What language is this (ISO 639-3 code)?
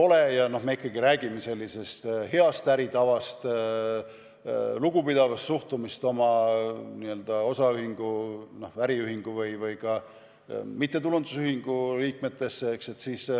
est